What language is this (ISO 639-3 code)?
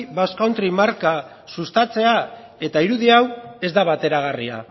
eus